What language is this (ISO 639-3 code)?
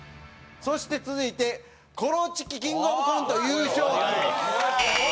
jpn